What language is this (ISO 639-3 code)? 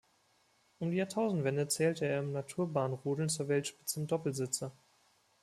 deu